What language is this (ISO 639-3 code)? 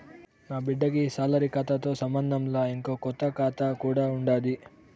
tel